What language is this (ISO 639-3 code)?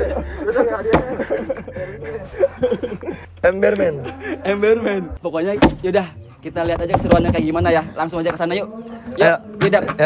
ind